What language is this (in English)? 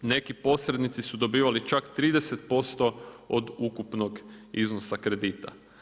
Croatian